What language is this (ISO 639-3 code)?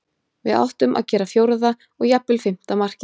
isl